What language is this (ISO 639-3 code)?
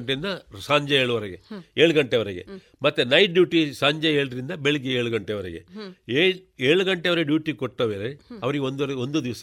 kan